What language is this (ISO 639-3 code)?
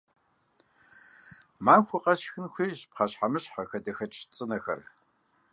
kbd